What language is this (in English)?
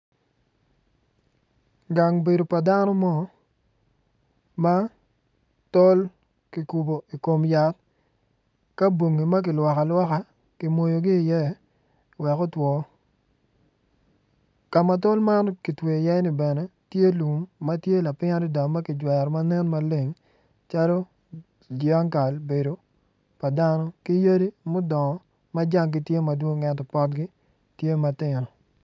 Acoli